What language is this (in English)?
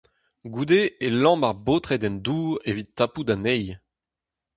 Breton